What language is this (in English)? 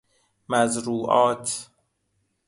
Persian